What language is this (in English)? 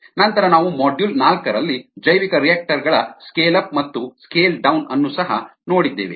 Kannada